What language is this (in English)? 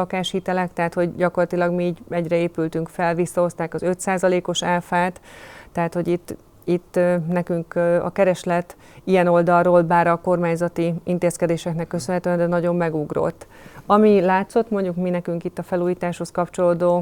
Hungarian